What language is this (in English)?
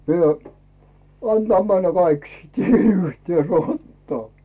Finnish